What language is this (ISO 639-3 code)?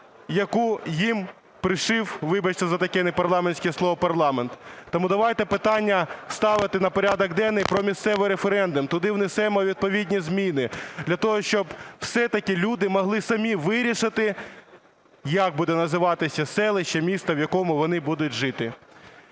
ukr